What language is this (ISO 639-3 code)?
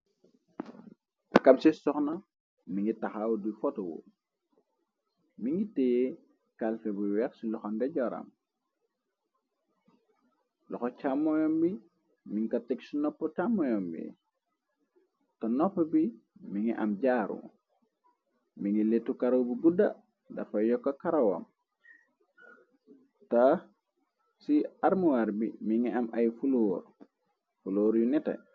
wol